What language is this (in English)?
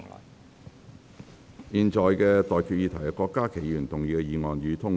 Cantonese